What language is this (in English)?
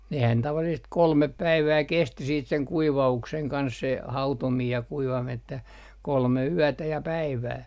Finnish